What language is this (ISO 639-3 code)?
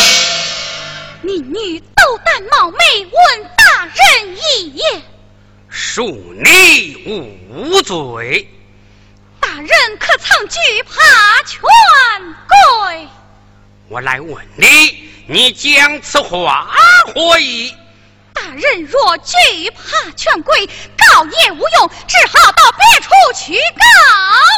zho